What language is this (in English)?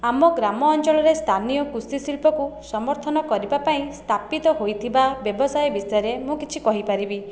Odia